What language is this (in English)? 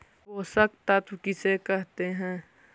Magahi